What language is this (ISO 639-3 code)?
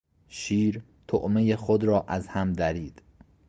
fas